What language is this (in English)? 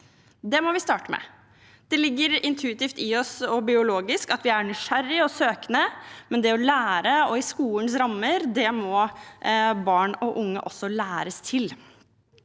Norwegian